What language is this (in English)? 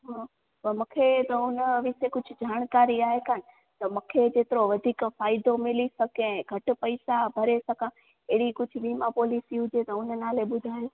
Sindhi